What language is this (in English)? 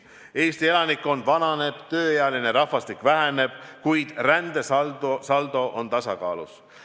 Estonian